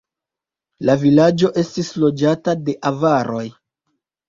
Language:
Esperanto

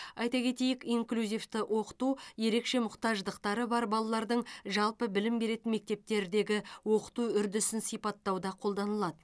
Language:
Kazakh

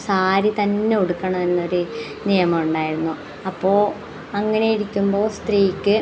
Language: Malayalam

